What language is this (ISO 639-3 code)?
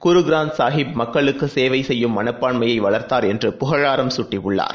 tam